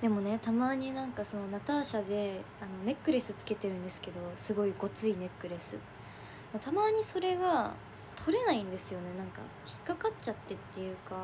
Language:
Japanese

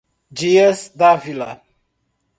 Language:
Portuguese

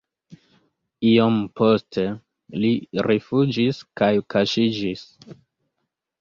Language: Esperanto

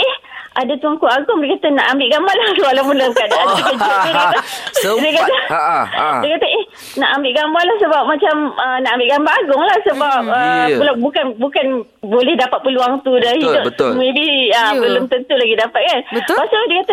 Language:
Malay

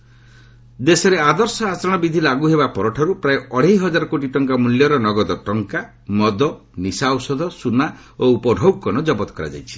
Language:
Odia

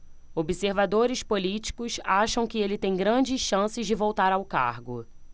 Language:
Portuguese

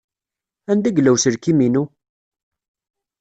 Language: Kabyle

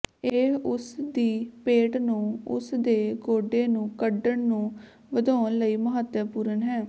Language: Punjabi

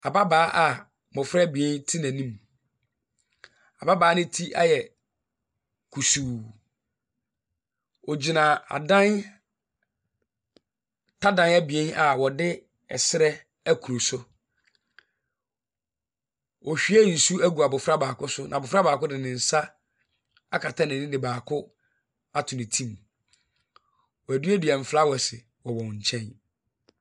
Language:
Akan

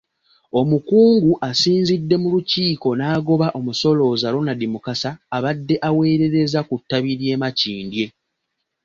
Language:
Ganda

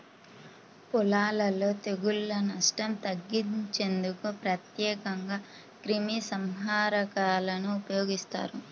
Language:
Telugu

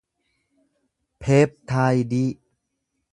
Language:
Oromo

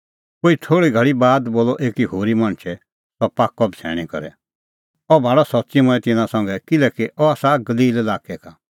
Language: Kullu Pahari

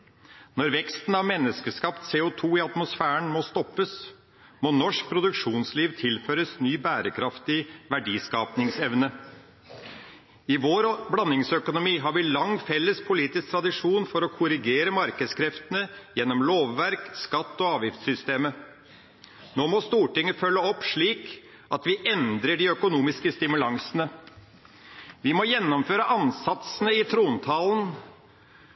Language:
Norwegian Bokmål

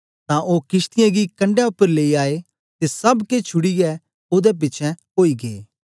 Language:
Dogri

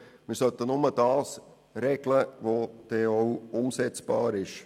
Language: Swiss German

